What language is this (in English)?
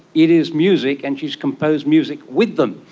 English